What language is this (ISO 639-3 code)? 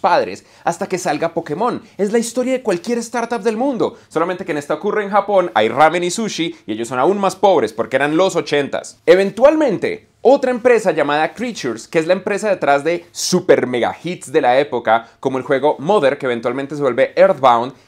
spa